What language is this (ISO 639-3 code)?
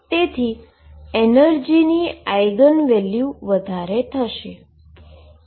guj